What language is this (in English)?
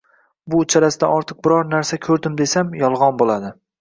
Uzbek